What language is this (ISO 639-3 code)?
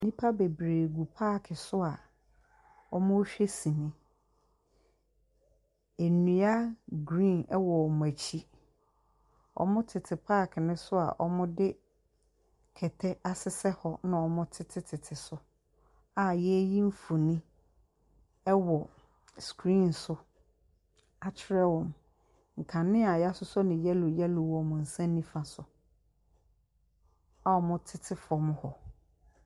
aka